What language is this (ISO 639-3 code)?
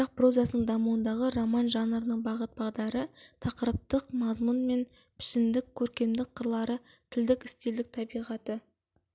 kaz